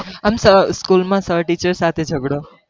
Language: Gujarati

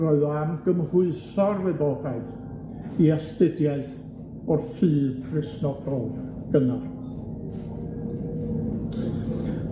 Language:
Welsh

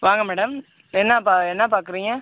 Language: Tamil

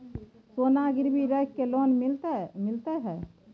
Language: Maithili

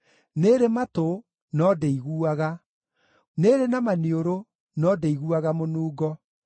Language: Kikuyu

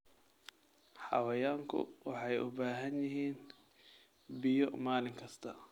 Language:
Somali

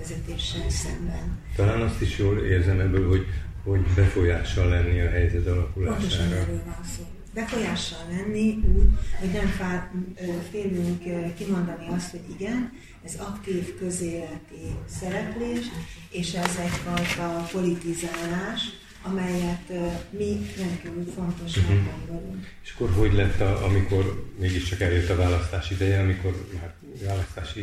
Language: Hungarian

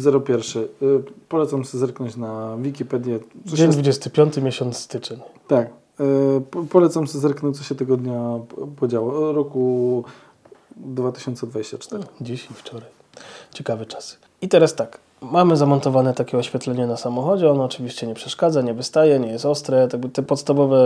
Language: Polish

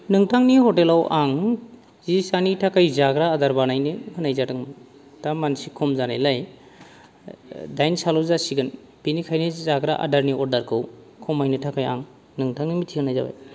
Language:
Bodo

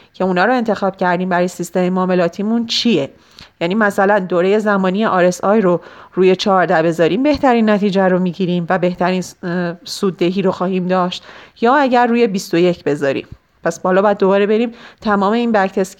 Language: Persian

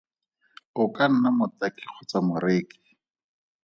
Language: Tswana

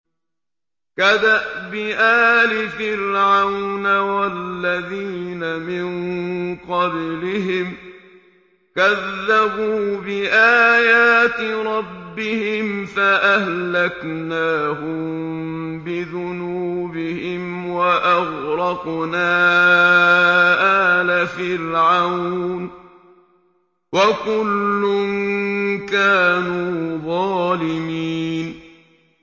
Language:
Arabic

